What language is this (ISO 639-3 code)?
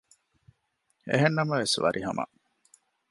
div